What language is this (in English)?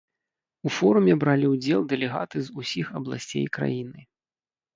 Belarusian